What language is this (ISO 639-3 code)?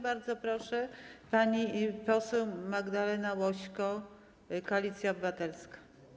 pol